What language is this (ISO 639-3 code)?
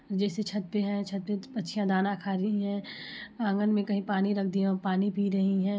hin